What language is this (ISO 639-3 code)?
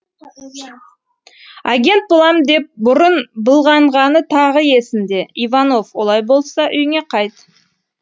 kaz